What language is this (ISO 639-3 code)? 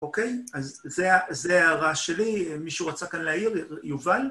heb